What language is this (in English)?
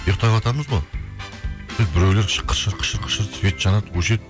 Kazakh